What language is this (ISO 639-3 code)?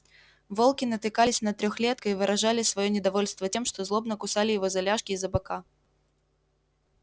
rus